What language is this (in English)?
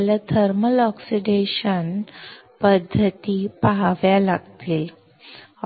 Marathi